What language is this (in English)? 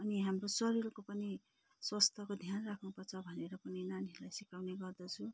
Nepali